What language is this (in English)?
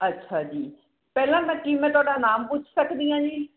Punjabi